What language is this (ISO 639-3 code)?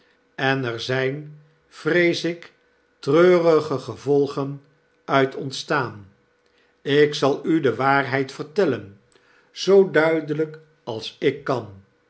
nld